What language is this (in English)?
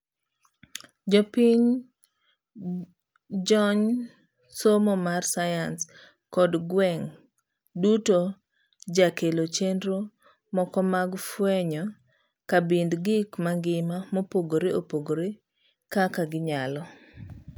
Luo (Kenya and Tanzania)